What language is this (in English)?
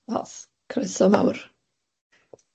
Welsh